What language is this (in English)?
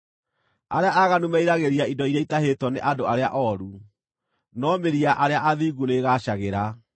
Kikuyu